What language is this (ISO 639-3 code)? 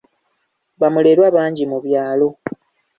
lug